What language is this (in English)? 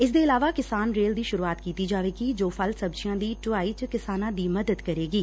Punjabi